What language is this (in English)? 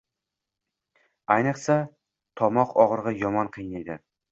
Uzbek